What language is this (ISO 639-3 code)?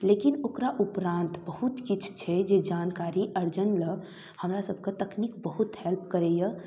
mai